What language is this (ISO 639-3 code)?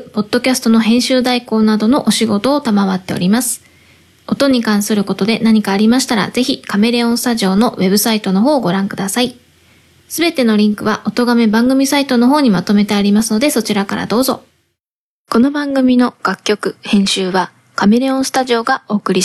jpn